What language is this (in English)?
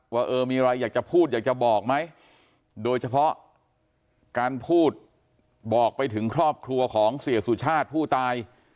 Thai